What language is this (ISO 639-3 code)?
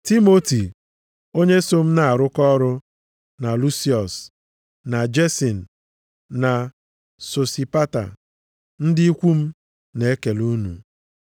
ibo